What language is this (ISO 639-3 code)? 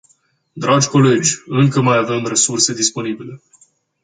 ron